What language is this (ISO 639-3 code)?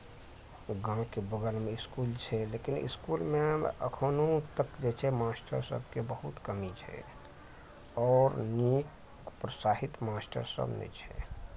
mai